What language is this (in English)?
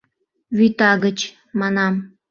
Mari